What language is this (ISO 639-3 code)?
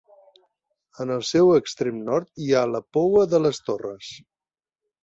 cat